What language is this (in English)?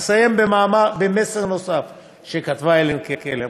Hebrew